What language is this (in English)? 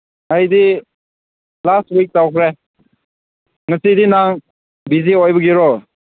Manipuri